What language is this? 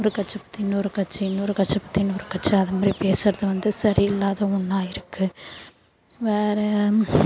Tamil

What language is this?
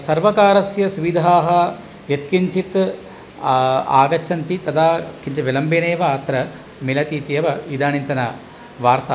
Sanskrit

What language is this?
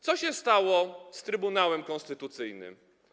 Polish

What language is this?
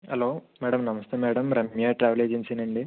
Telugu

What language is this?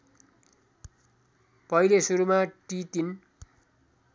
Nepali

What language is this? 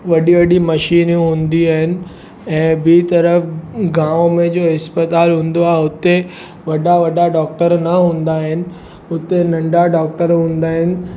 Sindhi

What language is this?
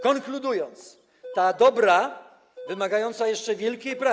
Polish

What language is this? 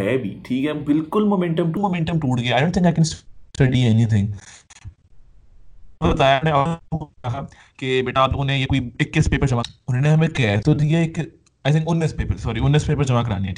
Urdu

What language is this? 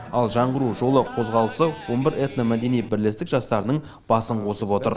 Kazakh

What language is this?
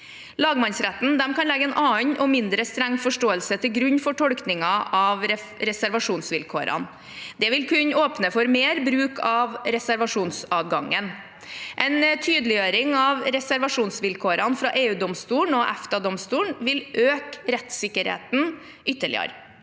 Norwegian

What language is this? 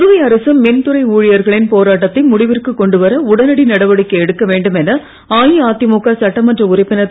Tamil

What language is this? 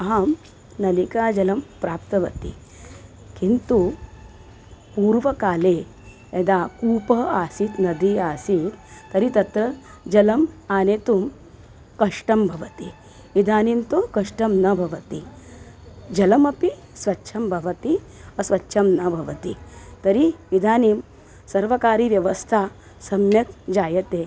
Sanskrit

